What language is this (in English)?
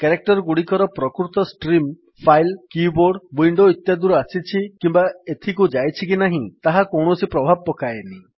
Odia